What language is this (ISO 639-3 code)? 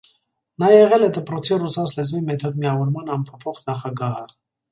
hye